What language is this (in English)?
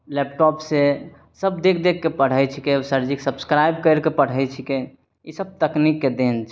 Maithili